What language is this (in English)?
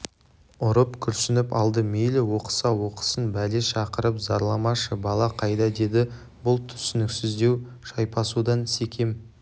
Kazakh